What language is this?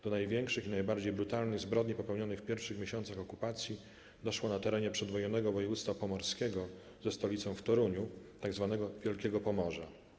Polish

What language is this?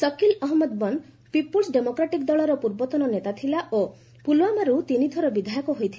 Odia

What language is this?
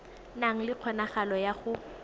Tswana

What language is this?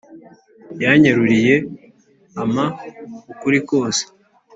Kinyarwanda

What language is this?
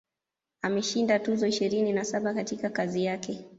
Swahili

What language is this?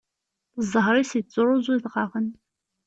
Kabyle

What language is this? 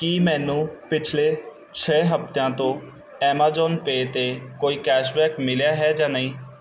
Punjabi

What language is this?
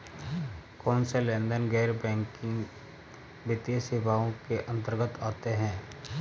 Hindi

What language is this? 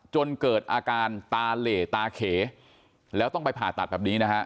Thai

